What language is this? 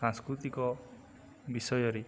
Odia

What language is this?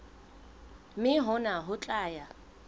Southern Sotho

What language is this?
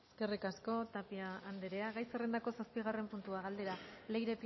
Basque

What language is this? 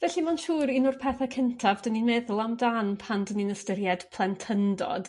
Welsh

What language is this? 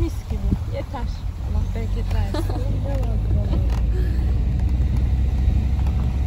Turkish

